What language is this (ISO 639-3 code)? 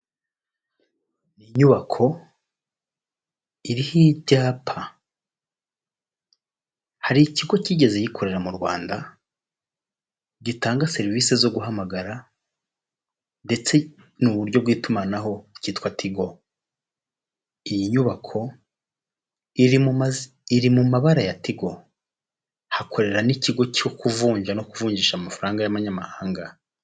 kin